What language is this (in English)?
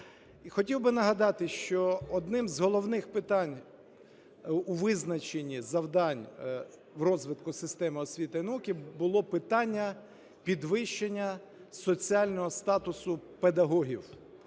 Ukrainian